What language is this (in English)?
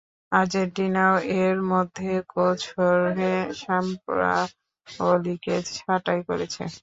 Bangla